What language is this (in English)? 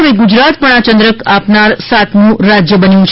Gujarati